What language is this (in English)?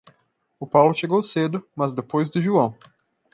Portuguese